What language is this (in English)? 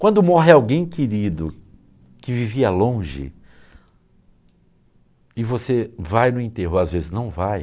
Portuguese